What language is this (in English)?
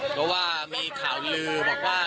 Thai